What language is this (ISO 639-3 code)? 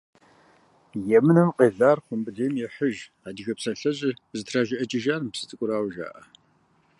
kbd